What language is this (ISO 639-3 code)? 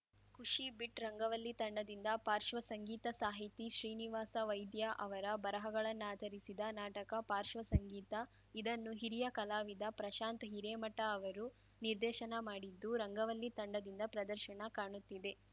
kan